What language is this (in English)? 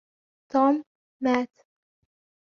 Arabic